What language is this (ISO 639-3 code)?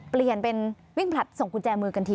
tha